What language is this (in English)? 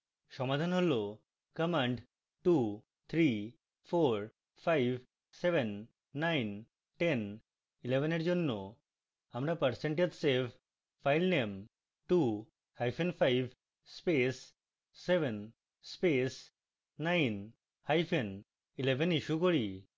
Bangla